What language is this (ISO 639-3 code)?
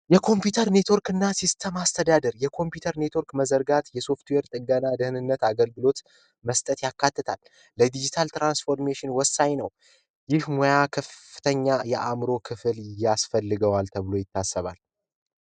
amh